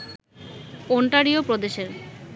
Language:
Bangla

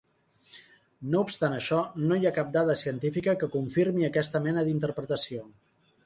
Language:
Catalan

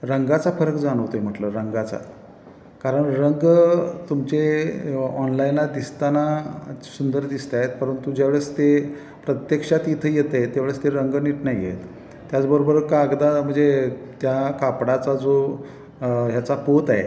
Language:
Marathi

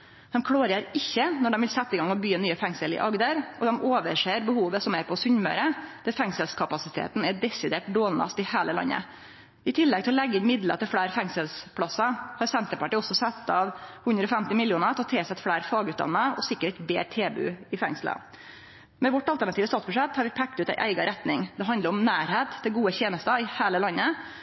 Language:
Norwegian Nynorsk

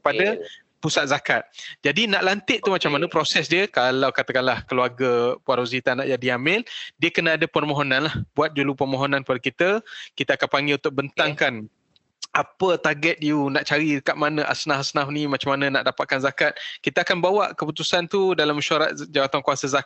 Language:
Malay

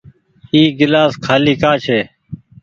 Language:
Goaria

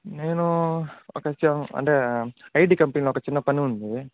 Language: Telugu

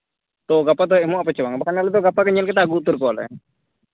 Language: Santali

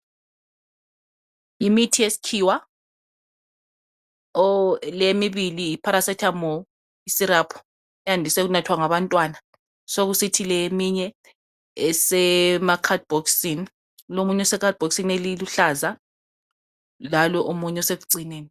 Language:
North Ndebele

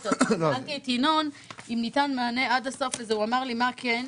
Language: Hebrew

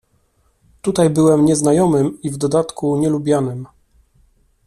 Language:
Polish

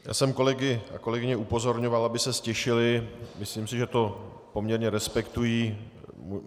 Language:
Czech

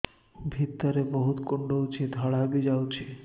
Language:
Odia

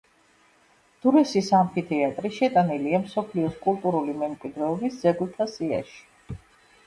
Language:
Georgian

